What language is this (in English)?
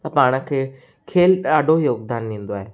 Sindhi